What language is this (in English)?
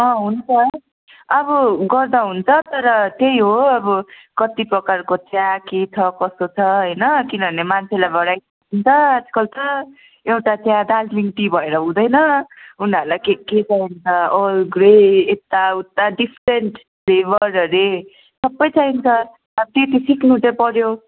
Nepali